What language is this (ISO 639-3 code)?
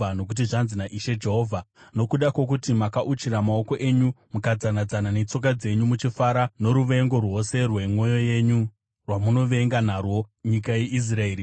sna